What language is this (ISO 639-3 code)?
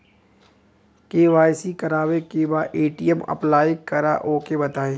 bho